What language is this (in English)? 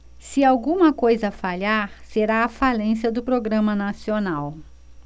Portuguese